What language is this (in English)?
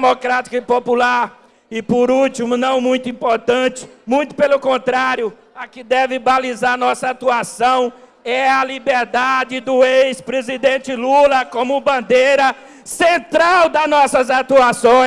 Portuguese